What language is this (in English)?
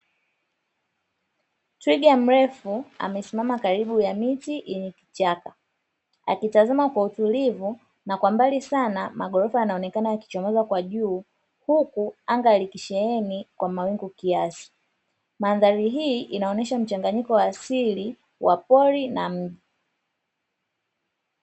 Swahili